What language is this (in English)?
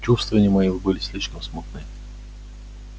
Russian